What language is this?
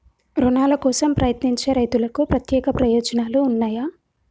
Telugu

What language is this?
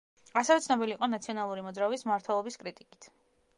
Georgian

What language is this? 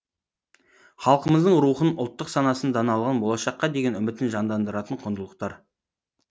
Kazakh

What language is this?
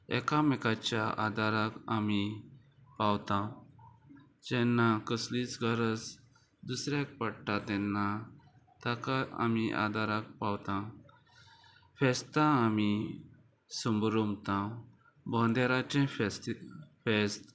Konkani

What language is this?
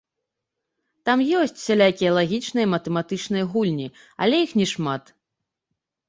Belarusian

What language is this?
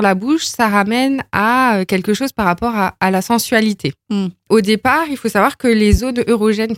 French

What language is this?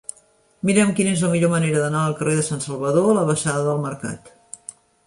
Catalan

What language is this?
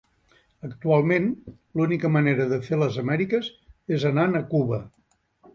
Catalan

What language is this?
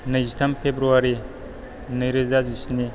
Bodo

